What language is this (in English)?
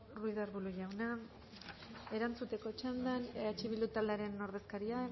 Basque